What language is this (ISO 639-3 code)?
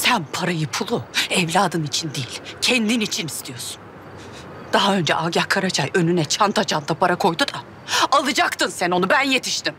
tur